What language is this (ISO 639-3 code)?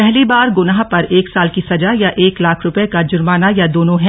hin